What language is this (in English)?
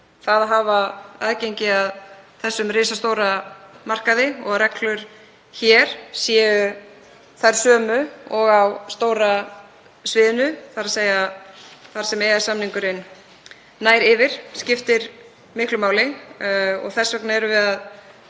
Icelandic